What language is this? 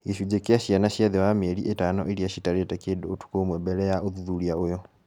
Kikuyu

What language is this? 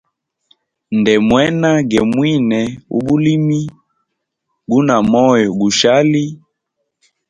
Hemba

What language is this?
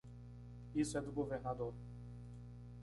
Portuguese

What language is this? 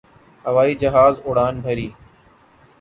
Urdu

